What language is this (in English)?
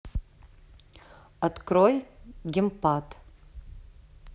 Russian